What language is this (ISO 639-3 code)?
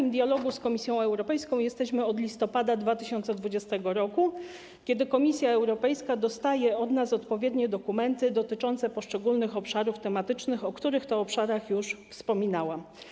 pol